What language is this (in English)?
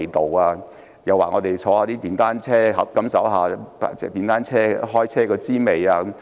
Cantonese